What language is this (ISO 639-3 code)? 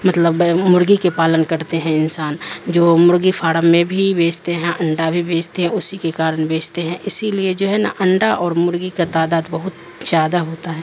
urd